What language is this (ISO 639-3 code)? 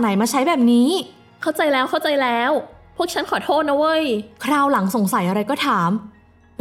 tha